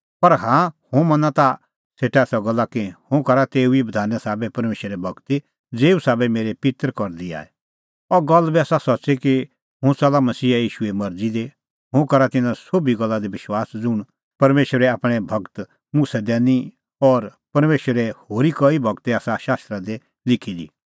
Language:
Kullu Pahari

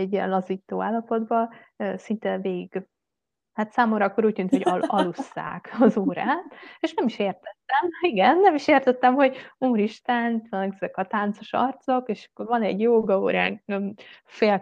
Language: Hungarian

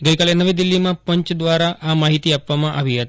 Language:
Gujarati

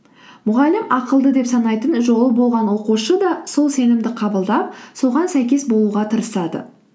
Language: Kazakh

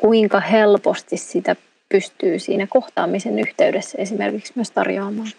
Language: Finnish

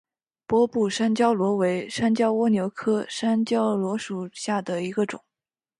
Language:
Chinese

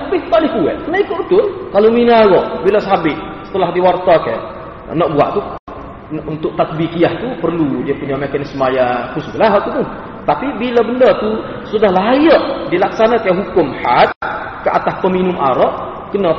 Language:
Malay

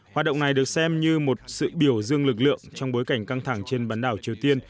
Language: Vietnamese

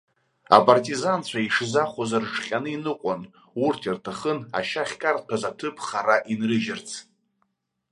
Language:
Abkhazian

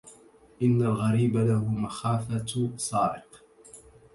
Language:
Arabic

